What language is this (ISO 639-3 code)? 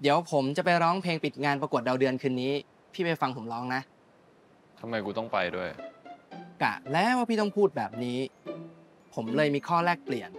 tha